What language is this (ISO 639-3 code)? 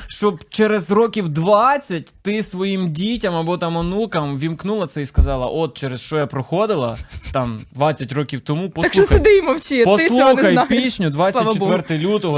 ukr